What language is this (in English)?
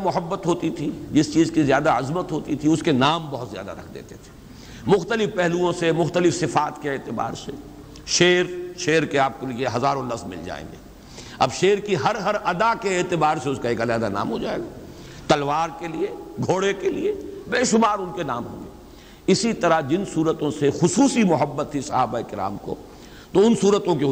Urdu